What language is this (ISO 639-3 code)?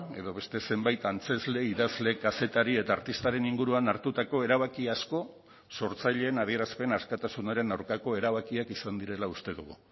eus